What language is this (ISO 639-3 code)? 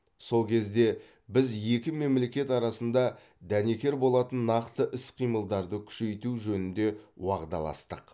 kaz